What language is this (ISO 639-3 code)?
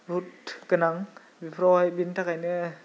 brx